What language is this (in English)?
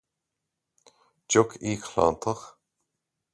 Irish